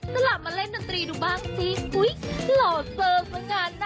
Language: Thai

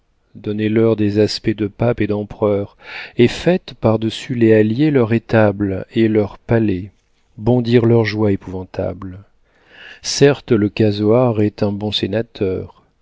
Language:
French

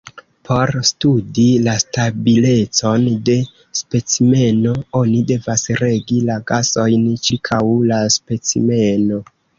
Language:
Esperanto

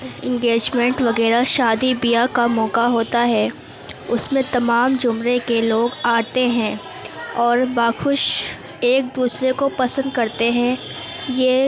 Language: Urdu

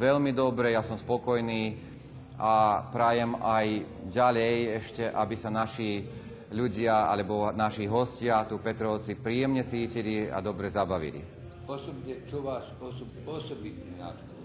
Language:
Slovak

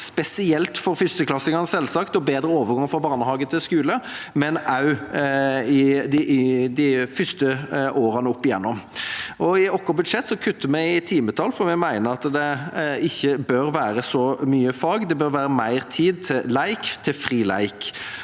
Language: Norwegian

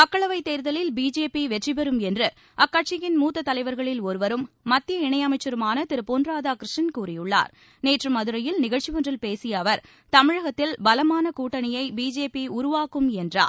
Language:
Tamil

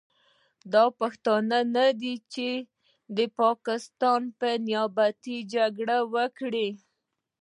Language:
Pashto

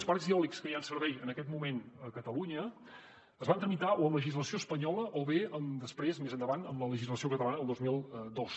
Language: Catalan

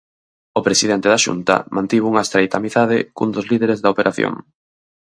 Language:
Galician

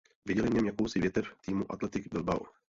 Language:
Czech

